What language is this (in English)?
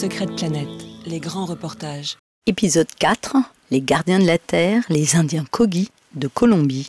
French